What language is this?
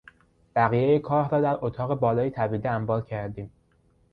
Persian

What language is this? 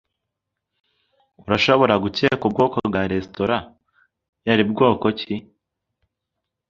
Kinyarwanda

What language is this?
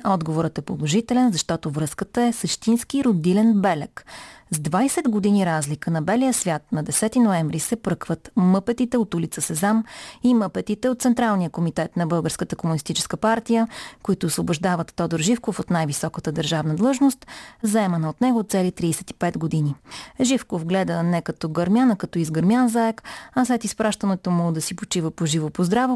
Bulgarian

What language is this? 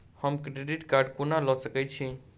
Maithili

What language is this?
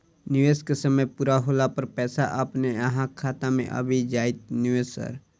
Maithili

